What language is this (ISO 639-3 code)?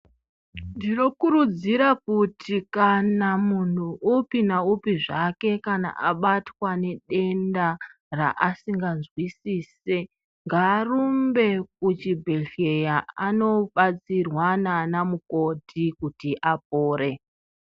ndc